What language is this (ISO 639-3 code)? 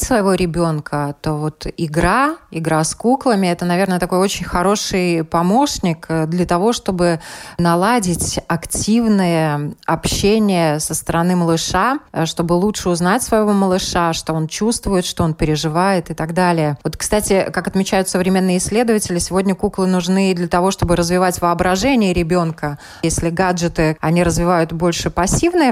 rus